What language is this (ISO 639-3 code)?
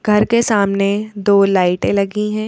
hin